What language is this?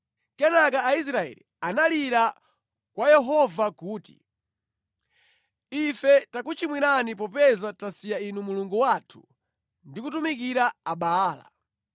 Nyanja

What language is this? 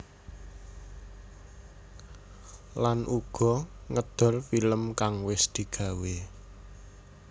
Javanese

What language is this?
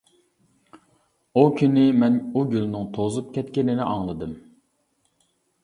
Uyghur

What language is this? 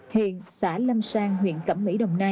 Vietnamese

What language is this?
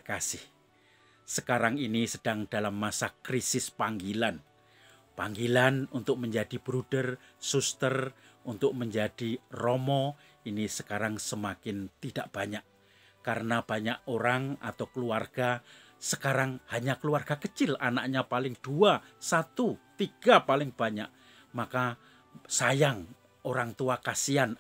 Indonesian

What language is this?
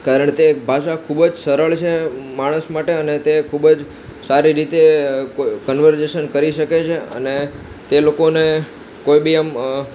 Gujarati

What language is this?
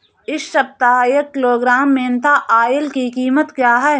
Hindi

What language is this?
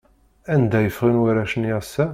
Kabyle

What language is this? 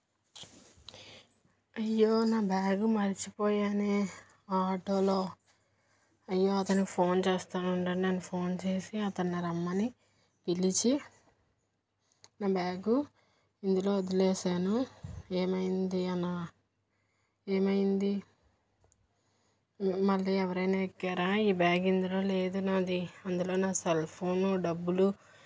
Telugu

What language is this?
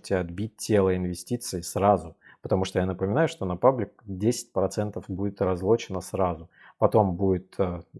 Russian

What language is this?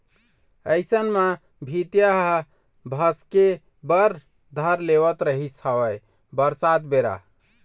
Chhattisgarhi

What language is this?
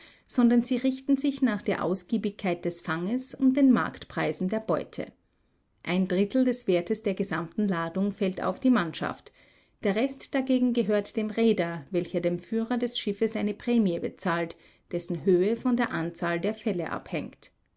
German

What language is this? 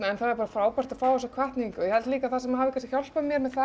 Icelandic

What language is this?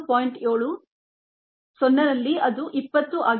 Kannada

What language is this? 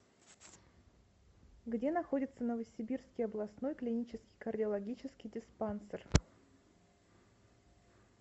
Russian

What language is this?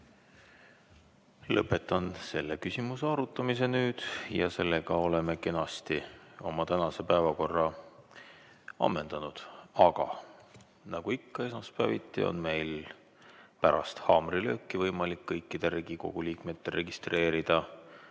Estonian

